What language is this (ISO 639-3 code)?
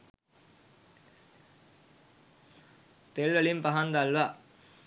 sin